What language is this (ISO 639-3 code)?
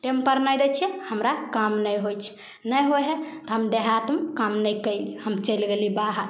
mai